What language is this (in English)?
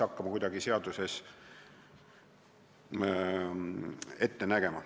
Estonian